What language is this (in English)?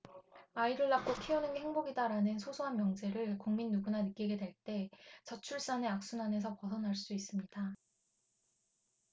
Korean